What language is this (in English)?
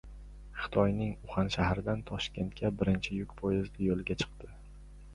Uzbek